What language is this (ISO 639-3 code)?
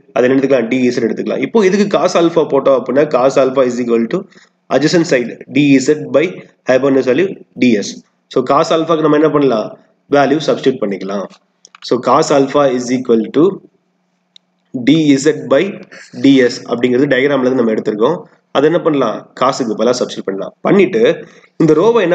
tam